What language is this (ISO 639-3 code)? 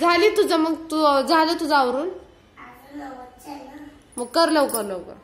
mar